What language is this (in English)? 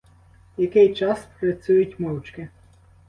Ukrainian